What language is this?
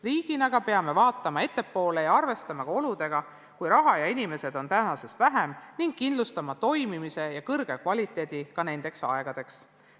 Estonian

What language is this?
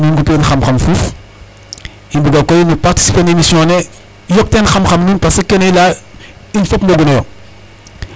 Serer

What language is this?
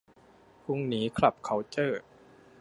Thai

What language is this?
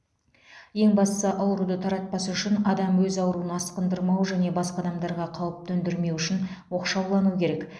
Kazakh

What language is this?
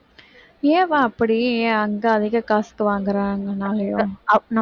Tamil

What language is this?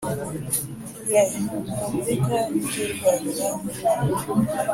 Kinyarwanda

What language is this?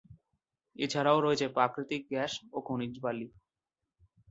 Bangla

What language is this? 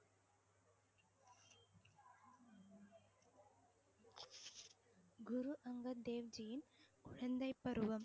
Tamil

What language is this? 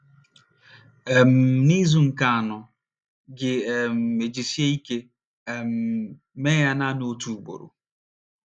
Igbo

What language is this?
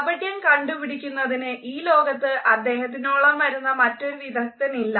Malayalam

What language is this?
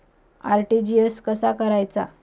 Marathi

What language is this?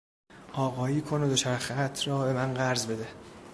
Persian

